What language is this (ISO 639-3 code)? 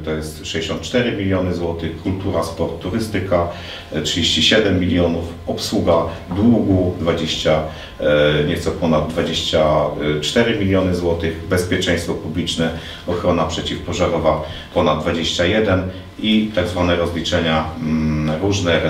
pol